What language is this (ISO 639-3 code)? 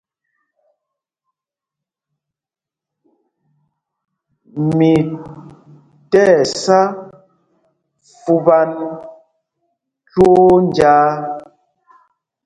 mgg